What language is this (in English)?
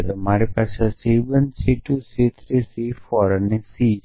Gujarati